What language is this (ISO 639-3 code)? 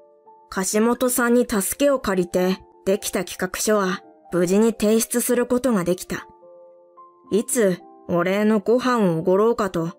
jpn